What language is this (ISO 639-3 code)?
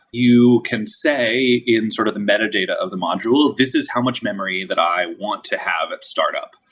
eng